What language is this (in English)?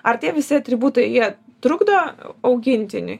Lithuanian